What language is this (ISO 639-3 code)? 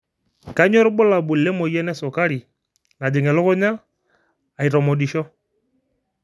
mas